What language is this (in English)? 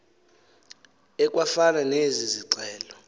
Xhosa